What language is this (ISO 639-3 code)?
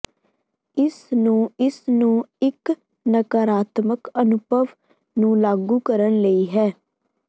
pan